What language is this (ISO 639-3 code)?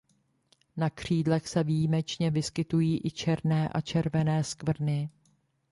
ces